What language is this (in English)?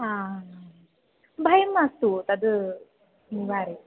Sanskrit